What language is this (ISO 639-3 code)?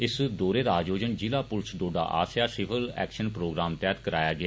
doi